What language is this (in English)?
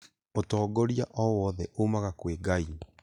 Kikuyu